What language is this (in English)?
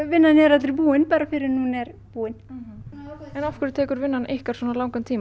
Icelandic